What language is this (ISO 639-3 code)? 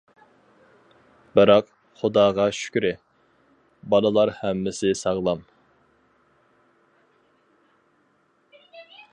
uig